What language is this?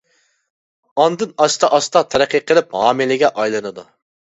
Uyghur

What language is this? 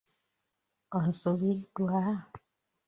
Ganda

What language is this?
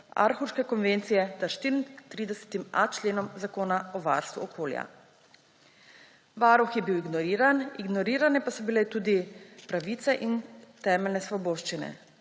Slovenian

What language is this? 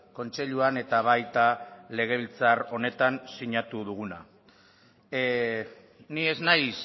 Basque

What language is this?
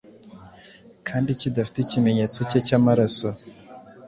Kinyarwanda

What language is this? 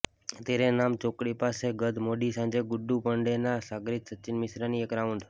Gujarati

